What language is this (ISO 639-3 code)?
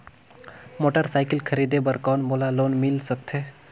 hne